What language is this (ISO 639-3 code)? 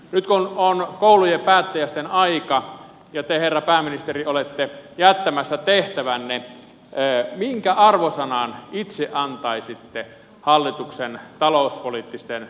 fin